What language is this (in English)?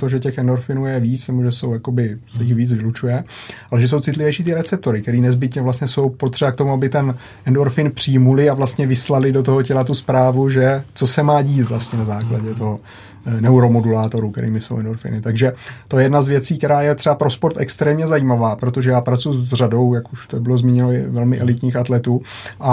Czech